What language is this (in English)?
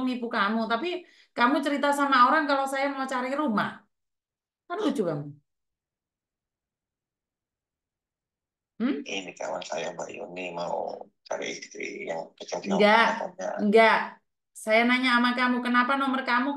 Indonesian